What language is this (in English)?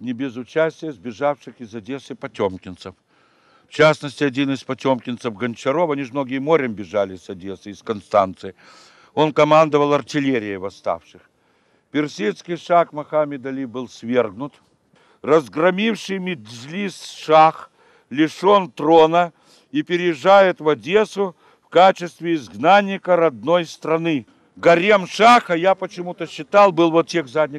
Russian